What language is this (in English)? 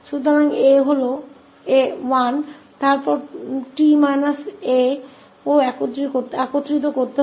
Hindi